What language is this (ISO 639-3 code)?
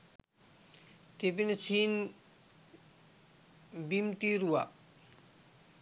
sin